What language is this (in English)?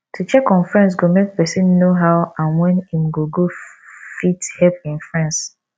Nigerian Pidgin